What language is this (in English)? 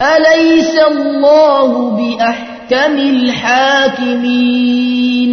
Arabic